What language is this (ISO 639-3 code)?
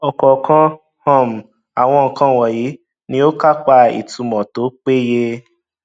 yor